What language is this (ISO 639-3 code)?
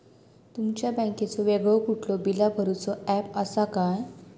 mar